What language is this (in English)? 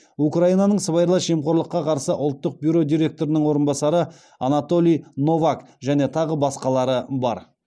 Kazakh